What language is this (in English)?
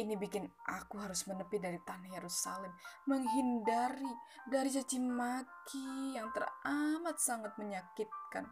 Indonesian